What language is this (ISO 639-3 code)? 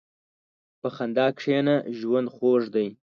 pus